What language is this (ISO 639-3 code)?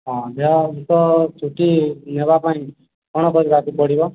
ori